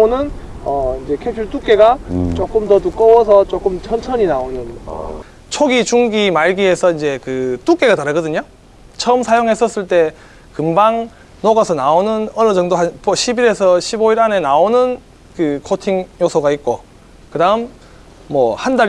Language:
Korean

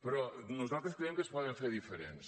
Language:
Catalan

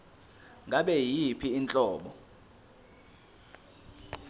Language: Zulu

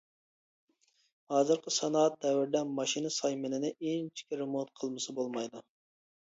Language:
Uyghur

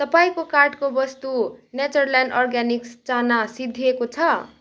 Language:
Nepali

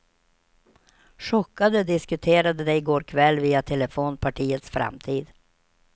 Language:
Swedish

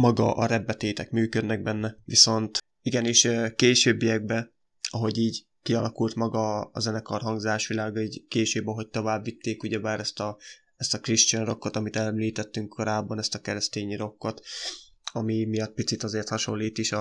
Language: Hungarian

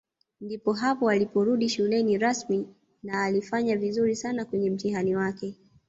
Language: Swahili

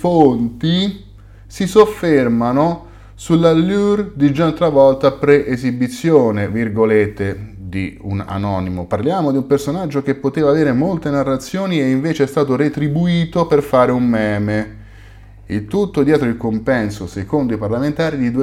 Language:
Italian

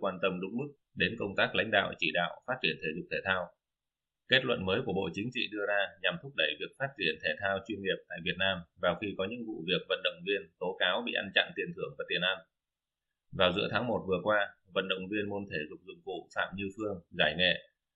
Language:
Vietnamese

